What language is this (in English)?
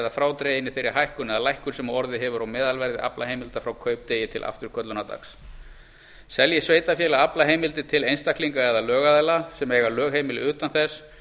Icelandic